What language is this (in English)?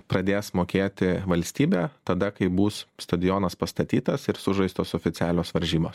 Lithuanian